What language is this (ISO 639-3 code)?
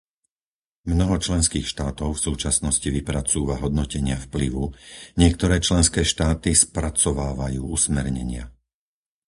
slk